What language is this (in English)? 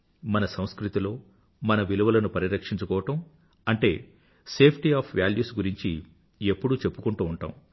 Telugu